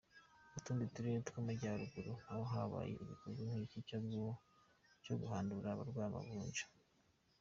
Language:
Kinyarwanda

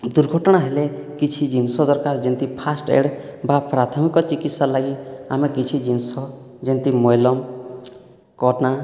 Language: Odia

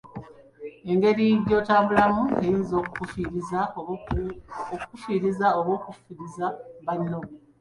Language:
Ganda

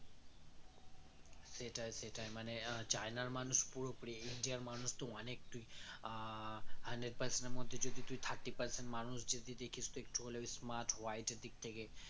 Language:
Bangla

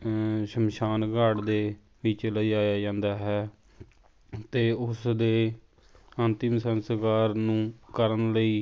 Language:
Punjabi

